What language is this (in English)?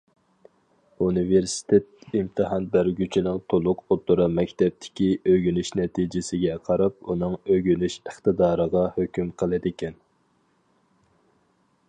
Uyghur